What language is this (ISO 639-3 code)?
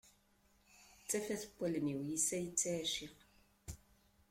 kab